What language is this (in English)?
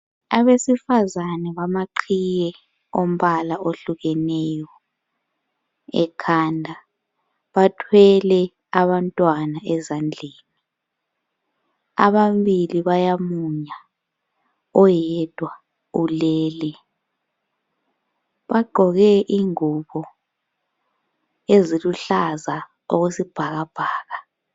North Ndebele